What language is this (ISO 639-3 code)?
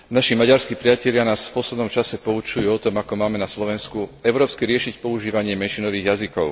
slk